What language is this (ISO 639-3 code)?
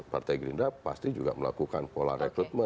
ind